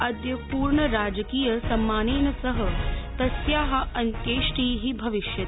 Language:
Sanskrit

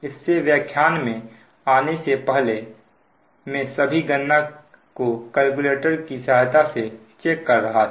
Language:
Hindi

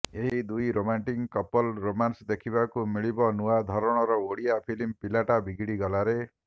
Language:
Odia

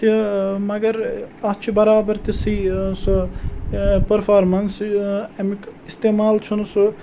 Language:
Kashmiri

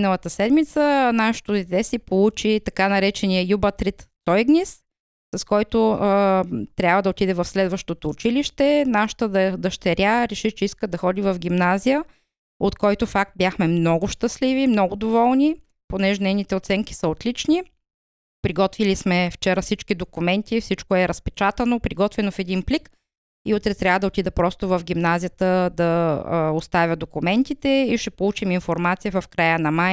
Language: Bulgarian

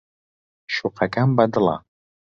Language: Central Kurdish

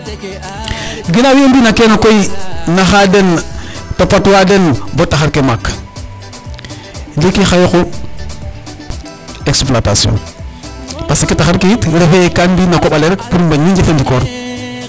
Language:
Serer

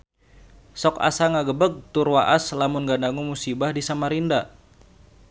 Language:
Sundanese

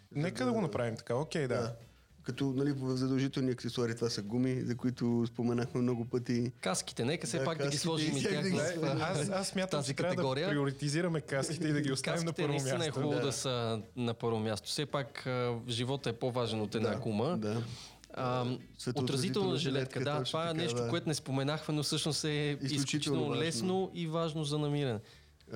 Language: Bulgarian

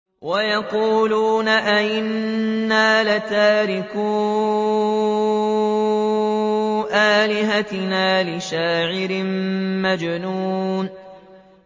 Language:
Arabic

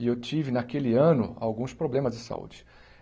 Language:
Portuguese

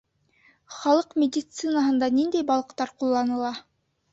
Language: Bashkir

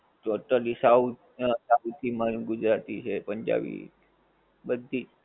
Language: Gujarati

